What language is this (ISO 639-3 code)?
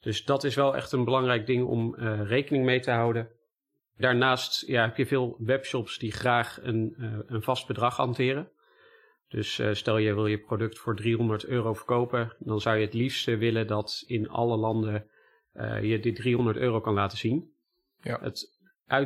nld